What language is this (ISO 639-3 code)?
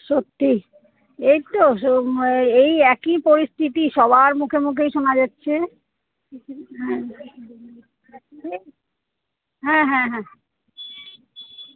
ben